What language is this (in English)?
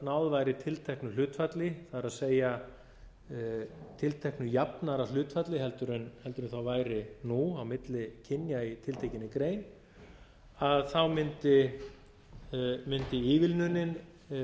Icelandic